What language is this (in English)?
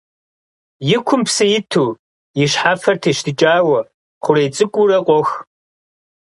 Kabardian